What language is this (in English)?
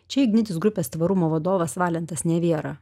Lithuanian